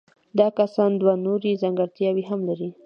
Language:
Pashto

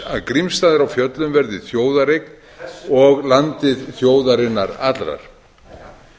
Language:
Icelandic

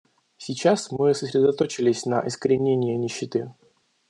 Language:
Russian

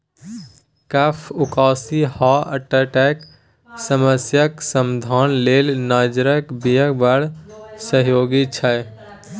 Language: Maithili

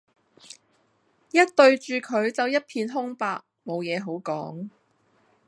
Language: Cantonese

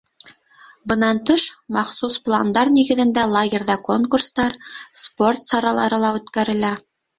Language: Bashkir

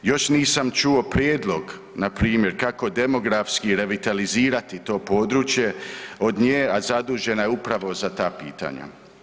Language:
Croatian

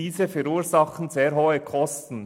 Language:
Swiss German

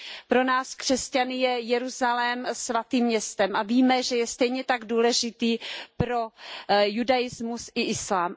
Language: Czech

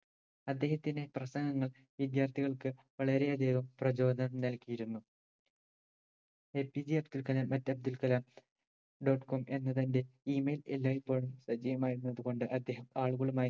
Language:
Malayalam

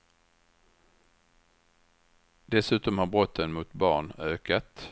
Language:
Swedish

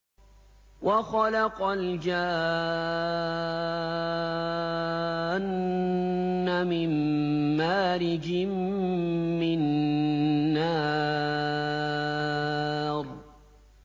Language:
Arabic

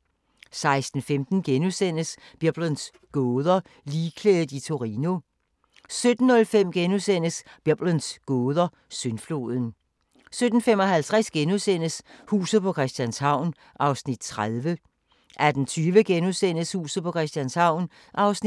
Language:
Danish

